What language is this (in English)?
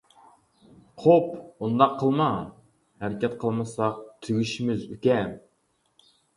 Uyghur